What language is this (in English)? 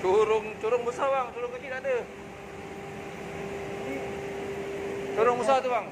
Malay